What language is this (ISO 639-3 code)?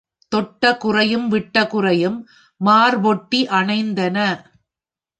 tam